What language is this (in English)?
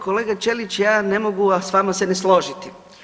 Croatian